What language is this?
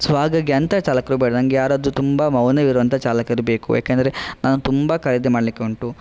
Kannada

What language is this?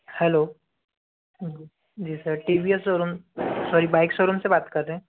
Hindi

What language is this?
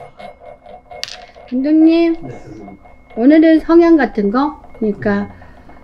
Korean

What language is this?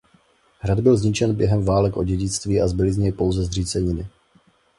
Czech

